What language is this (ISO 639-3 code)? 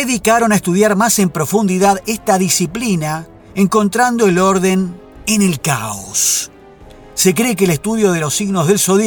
spa